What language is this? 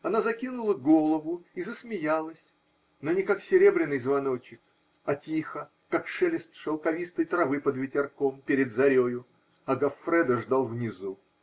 Russian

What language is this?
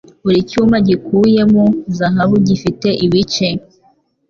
Kinyarwanda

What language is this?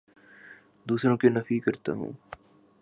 Urdu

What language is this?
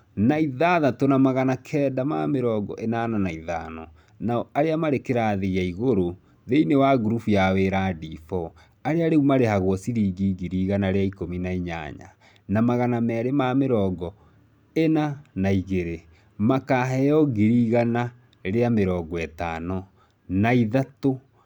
Kikuyu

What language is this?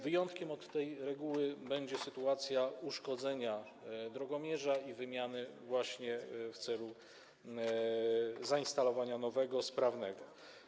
Polish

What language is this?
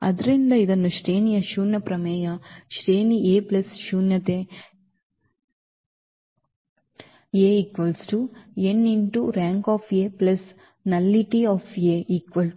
Kannada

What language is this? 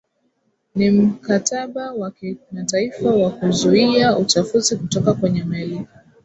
Swahili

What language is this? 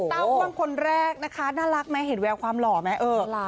Thai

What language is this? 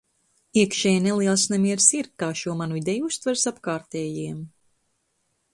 Latvian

